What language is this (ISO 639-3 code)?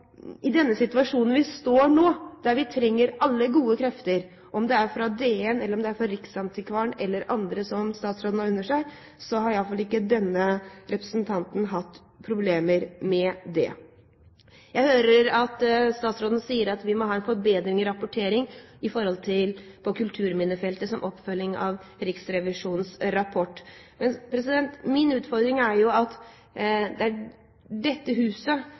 nob